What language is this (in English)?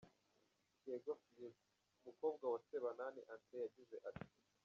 Kinyarwanda